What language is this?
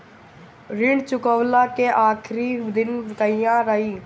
Bhojpuri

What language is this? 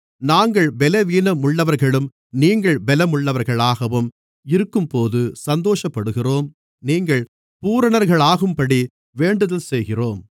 Tamil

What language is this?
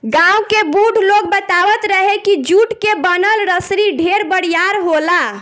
Bhojpuri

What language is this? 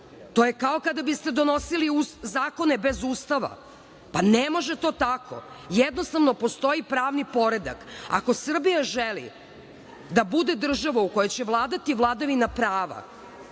Serbian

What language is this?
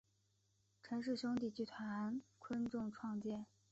Chinese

